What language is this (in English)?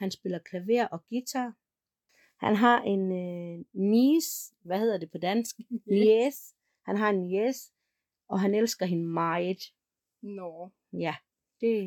Danish